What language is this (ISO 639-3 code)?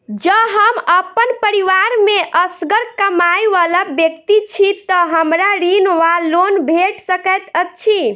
mai